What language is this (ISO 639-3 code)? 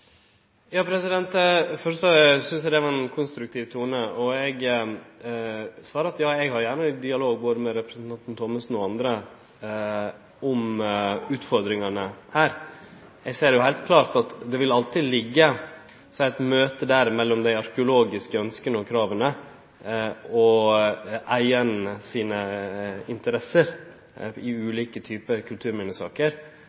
nno